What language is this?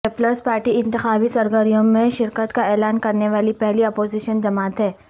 Urdu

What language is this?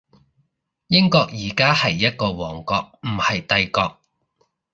Cantonese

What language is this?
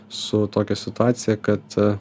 Lithuanian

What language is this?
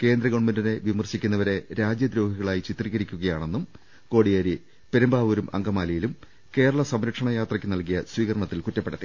Malayalam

